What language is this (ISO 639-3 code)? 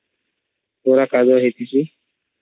ori